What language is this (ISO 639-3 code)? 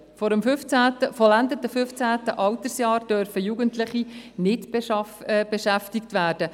gsw